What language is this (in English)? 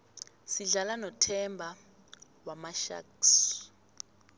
South Ndebele